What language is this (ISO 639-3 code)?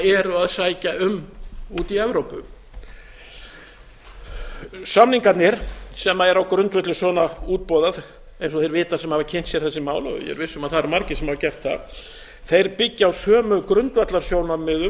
isl